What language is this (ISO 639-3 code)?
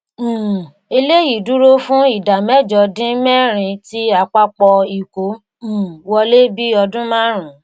yor